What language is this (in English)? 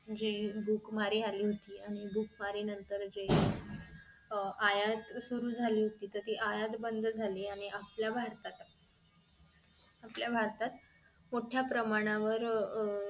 Marathi